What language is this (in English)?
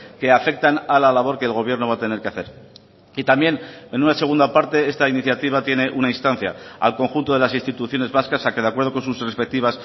Spanish